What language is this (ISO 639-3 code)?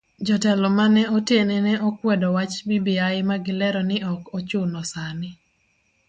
luo